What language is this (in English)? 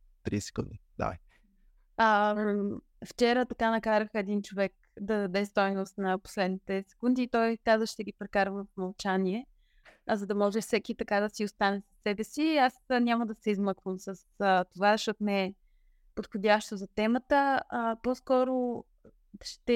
Bulgarian